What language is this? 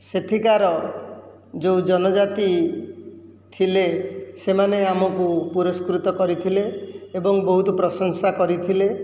Odia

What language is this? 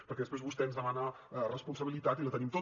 Catalan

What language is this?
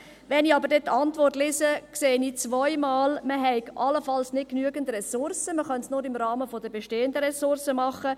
Swiss German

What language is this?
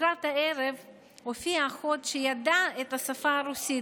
Hebrew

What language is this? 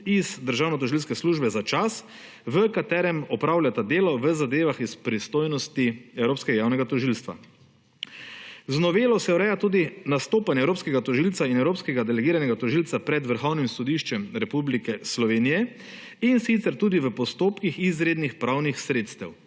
Slovenian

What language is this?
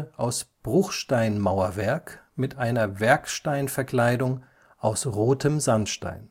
German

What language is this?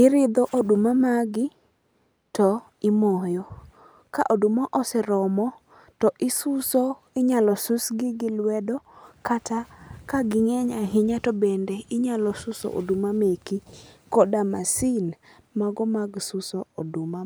Luo (Kenya and Tanzania)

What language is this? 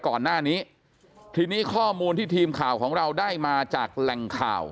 Thai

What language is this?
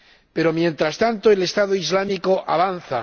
Spanish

